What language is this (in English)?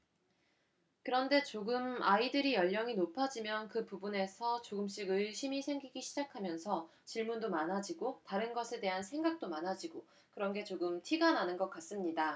Korean